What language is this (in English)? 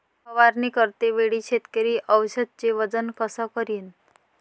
Marathi